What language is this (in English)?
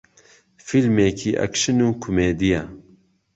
Central Kurdish